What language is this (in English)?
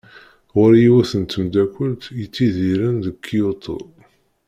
Kabyle